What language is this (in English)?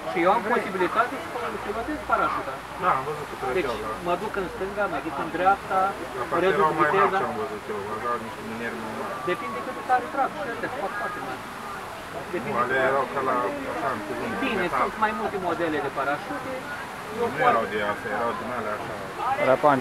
Romanian